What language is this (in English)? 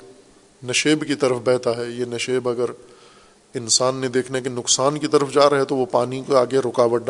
Urdu